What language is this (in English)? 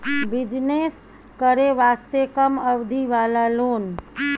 Maithili